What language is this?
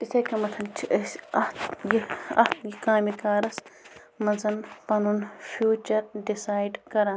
Kashmiri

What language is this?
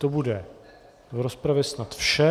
Czech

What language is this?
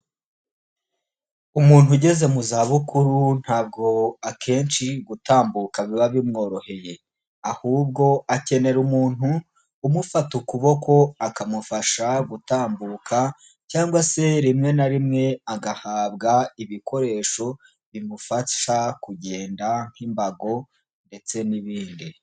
Kinyarwanda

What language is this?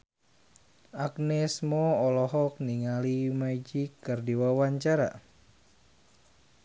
Sundanese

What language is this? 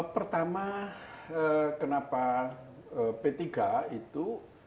Indonesian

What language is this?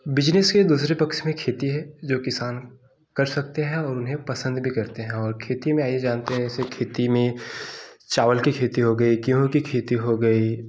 Hindi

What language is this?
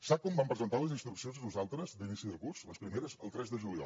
Catalan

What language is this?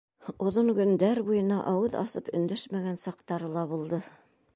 Bashkir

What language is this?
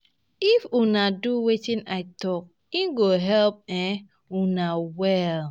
Nigerian Pidgin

